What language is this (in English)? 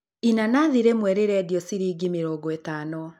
Kikuyu